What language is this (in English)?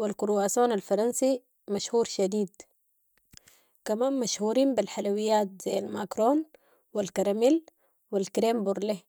Sudanese Arabic